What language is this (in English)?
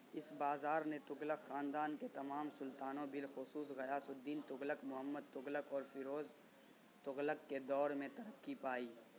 Urdu